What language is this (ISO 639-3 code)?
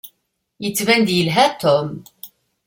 kab